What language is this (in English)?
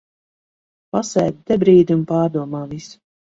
Latvian